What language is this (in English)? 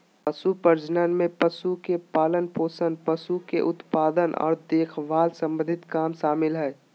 Magahi